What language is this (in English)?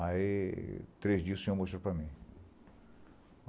Portuguese